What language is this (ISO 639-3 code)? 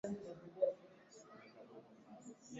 swa